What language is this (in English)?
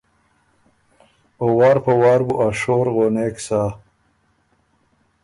Ormuri